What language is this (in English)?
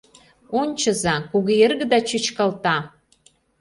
Mari